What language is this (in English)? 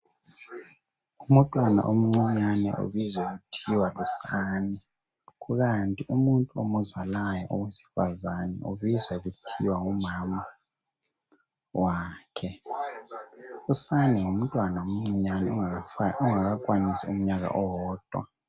North Ndebele